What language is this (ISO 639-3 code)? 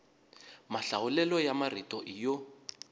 tso